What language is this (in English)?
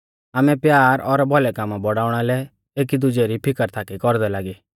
Mahasu Pahari